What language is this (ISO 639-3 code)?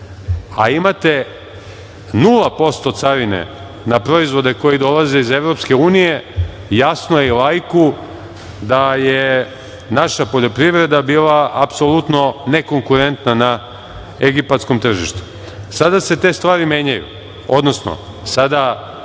srp